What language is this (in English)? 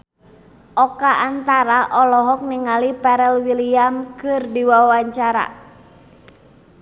Sundanese